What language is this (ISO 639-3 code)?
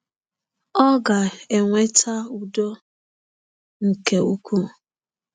ibo